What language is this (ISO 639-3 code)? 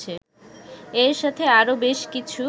ben